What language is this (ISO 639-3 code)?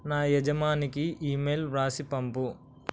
tel